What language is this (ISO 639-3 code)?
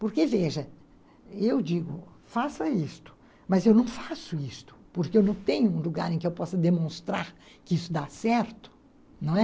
por